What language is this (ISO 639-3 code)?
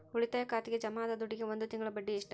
kan